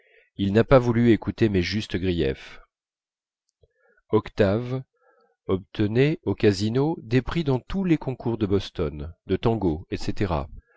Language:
French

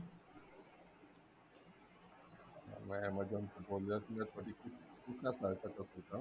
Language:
Punjabi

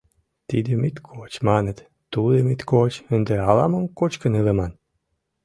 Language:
Mari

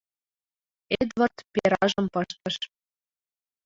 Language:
Mari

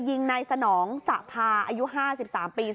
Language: Thai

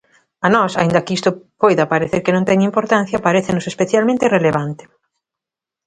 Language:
Galician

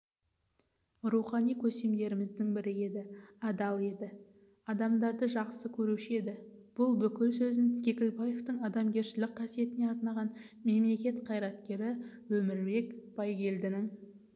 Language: Kazakh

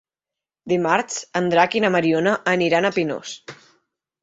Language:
Catalan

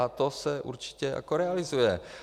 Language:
Czech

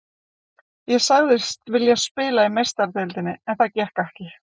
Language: Icelandic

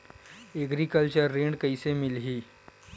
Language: Chhattisgarhi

